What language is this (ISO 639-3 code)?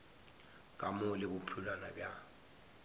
nso